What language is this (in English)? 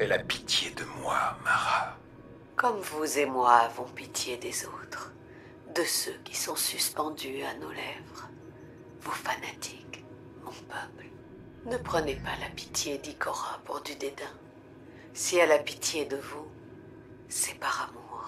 French